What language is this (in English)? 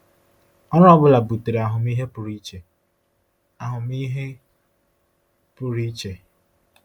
Igbo